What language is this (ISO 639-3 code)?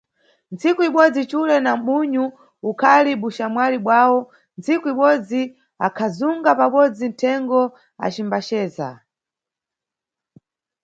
nyu